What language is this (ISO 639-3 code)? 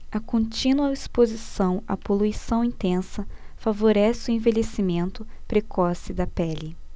por